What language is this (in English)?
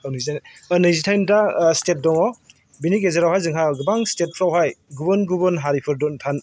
Bodo